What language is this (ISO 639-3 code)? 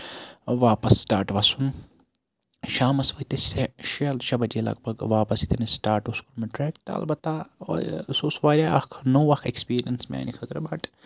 kas